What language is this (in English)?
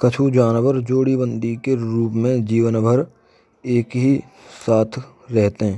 Braj